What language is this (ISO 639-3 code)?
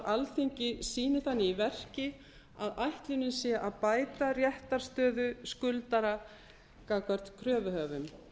isl